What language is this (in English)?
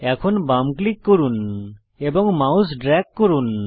Bangla